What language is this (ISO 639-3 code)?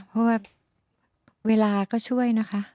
tha